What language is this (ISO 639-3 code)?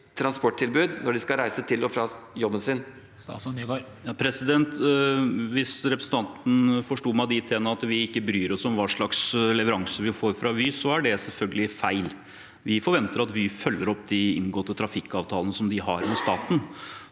nor